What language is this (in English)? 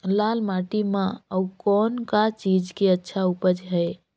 Chhattisgarhi